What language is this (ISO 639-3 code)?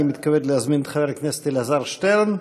heb